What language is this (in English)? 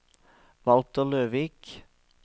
Norwegian